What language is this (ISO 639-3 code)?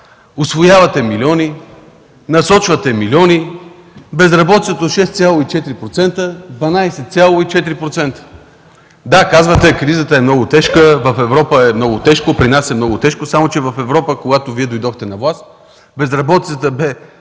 bul